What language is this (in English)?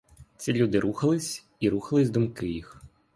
Ukrainian